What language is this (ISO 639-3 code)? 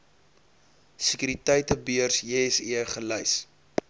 afr